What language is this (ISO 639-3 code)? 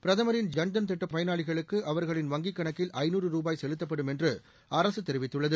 tam